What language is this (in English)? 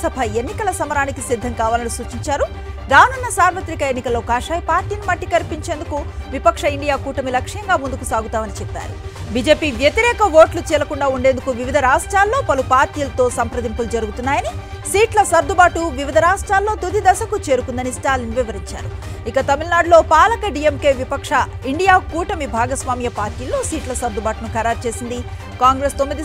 Telugu